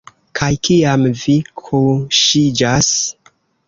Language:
Esperanto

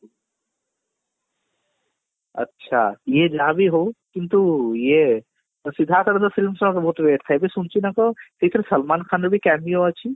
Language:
Odia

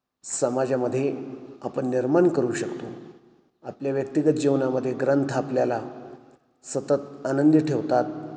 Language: Marathi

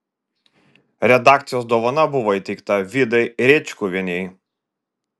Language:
Lithuanian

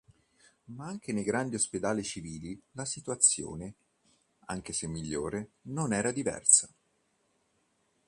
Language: Italian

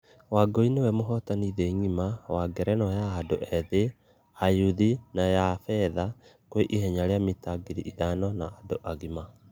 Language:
Kikuyu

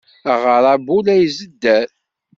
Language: Kabyle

